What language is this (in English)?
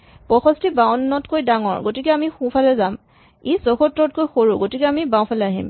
Assamese